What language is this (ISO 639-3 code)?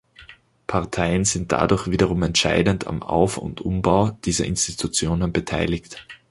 deu